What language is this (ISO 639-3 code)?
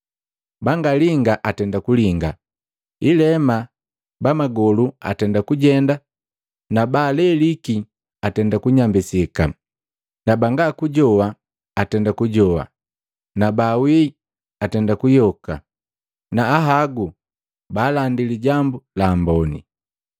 mgv